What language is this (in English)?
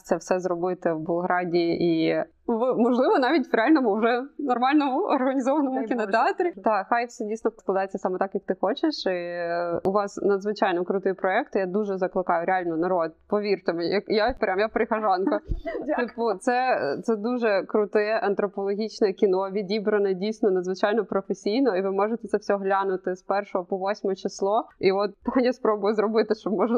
Ukrainian